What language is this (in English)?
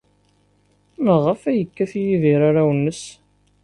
Kabyle